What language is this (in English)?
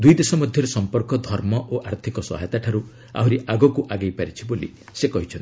Odia